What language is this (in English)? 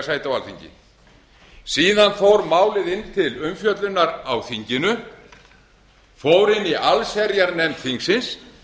Icelandic